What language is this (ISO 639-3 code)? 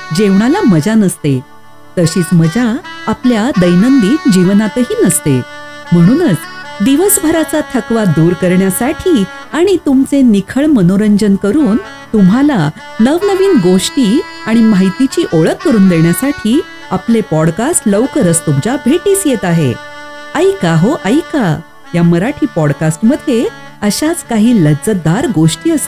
mar